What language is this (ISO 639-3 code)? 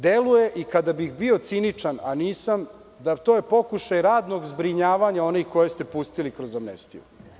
srp